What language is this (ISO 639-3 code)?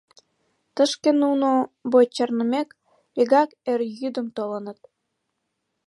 chm